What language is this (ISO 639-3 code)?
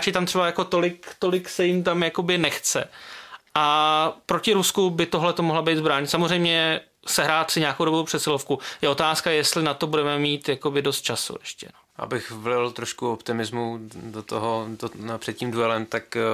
ces